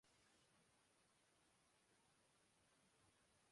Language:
Urdu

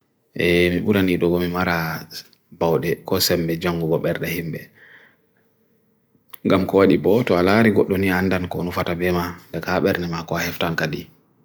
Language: Bagirmi Fulfulde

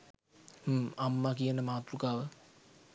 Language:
Sinhala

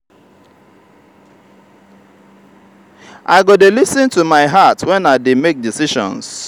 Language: Nigerian Pidgin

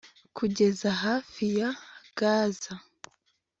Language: Kinyarwanda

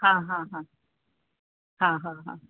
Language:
Sindhi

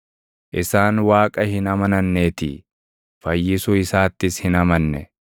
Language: Oromo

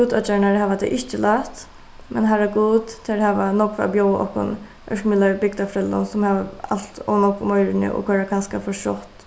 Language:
Faroese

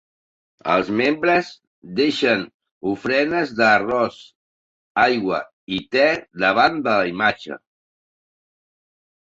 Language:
Catalan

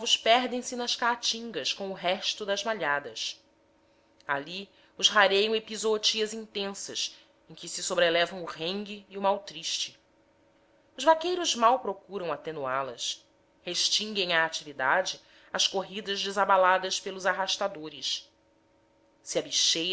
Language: Portuguese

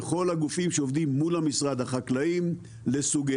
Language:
Hebrew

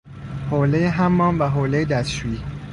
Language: Persian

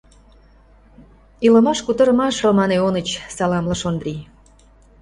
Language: Mari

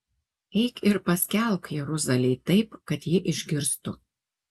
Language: Lithuanian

